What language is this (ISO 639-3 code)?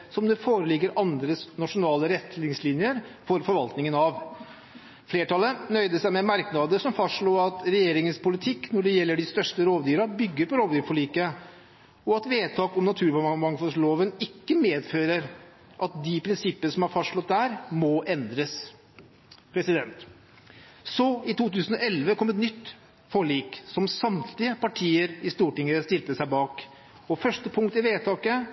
nob